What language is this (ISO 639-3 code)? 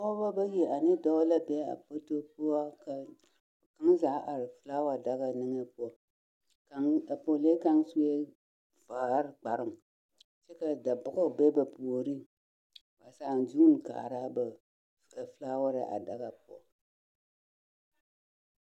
dga